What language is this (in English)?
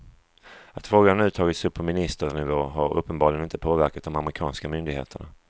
Swedish